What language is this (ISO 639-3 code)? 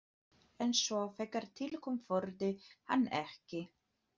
isl